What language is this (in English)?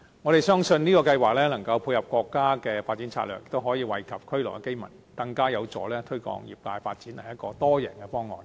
Cantonese